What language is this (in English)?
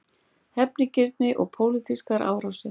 Icelandic